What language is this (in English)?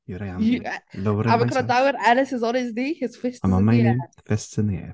Welsh